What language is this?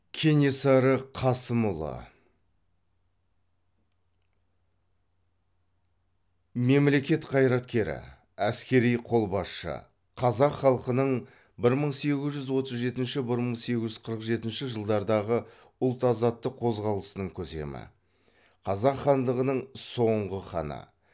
Kazakh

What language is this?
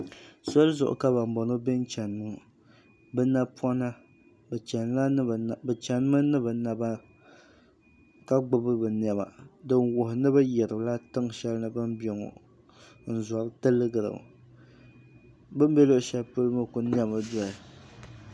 Dagbani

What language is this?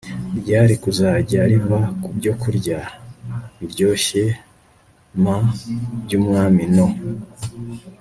Kinyarwanda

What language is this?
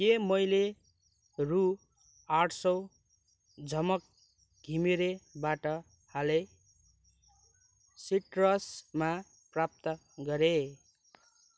Nepali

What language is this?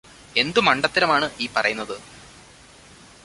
Malayalam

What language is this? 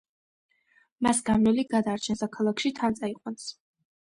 Georgian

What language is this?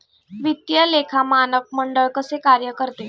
Marathi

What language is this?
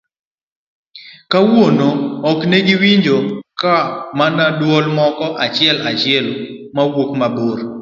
Luo (Kenya and Tanzania)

